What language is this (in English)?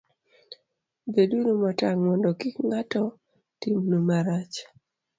Luo (Kenya and Tanzania)